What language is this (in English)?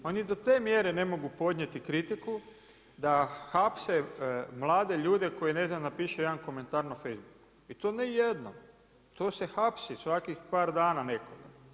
Croatian